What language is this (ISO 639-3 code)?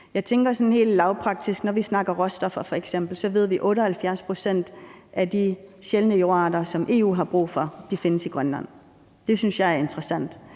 dan